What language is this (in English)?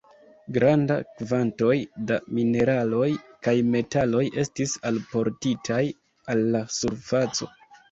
Esperanto